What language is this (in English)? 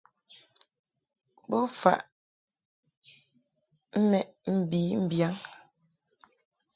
Mungaka